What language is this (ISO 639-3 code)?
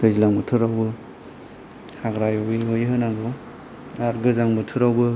brx